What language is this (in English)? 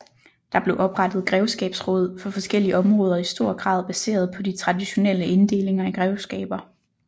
Danish